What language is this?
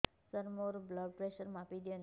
Odia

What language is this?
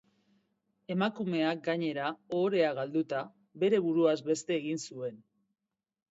Basque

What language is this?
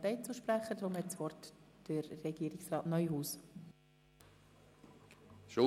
Swiss German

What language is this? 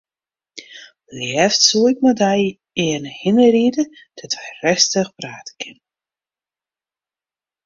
Western Frisian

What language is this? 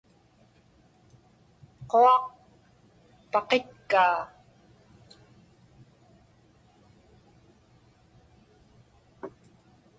Inupiaq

